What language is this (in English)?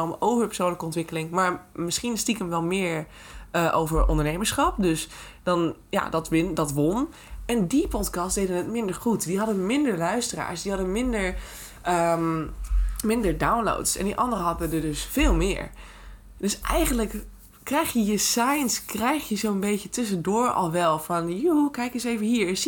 Dutch